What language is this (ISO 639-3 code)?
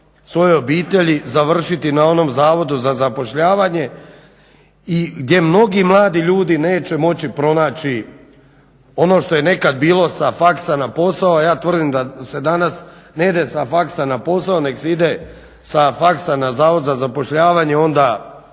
hrv